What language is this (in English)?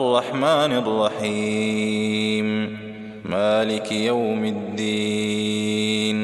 Arabic